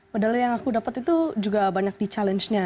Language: Indonesian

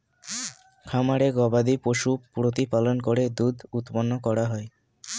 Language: Bangla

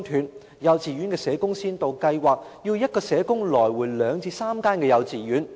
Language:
Cantonese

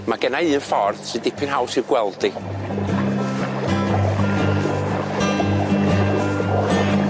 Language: Welsh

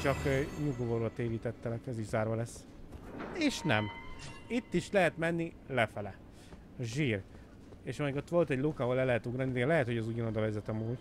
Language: Hungarian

